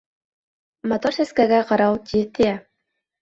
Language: Bashkir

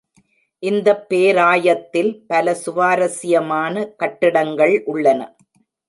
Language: Tamil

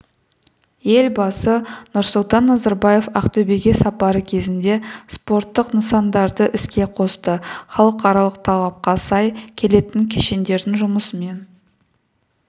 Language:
Kazakh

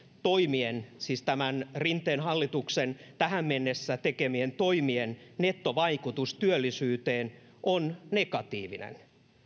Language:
Finnish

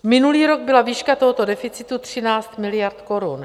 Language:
Czech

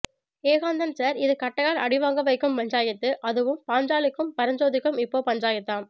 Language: Tamil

